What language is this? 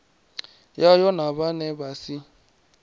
Venda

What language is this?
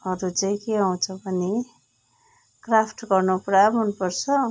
Nepali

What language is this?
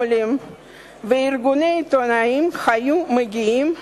Hebrew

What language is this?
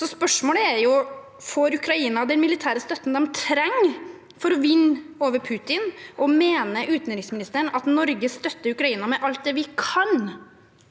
Norwegian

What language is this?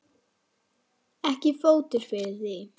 Icelandic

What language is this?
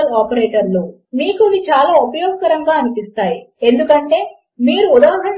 Telugu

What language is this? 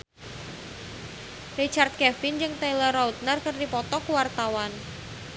Sundanese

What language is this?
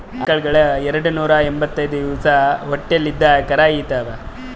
Kannada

